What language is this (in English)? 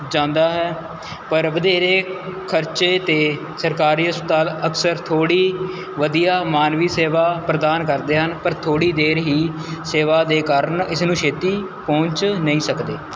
Punjabi